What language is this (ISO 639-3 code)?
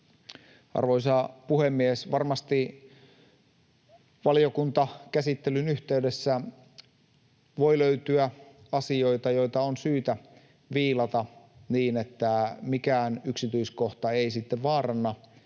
fin